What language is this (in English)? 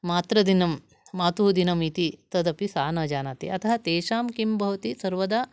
Sanskrit